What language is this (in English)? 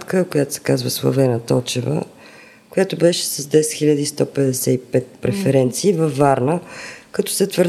Bulgarian